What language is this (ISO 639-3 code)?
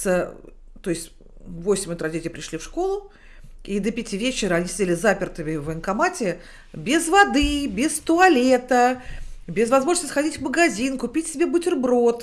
rus